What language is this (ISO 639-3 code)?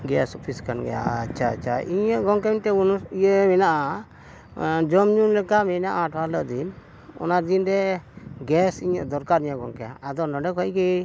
sat